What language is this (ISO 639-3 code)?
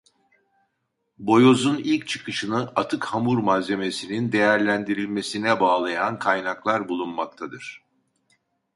tur